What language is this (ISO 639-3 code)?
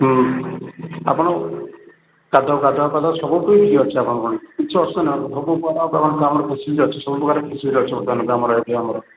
ori